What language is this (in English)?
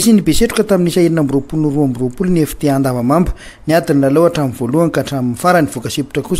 Romanian